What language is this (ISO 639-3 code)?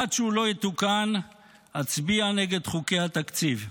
heb